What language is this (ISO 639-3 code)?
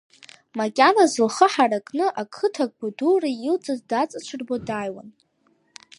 abk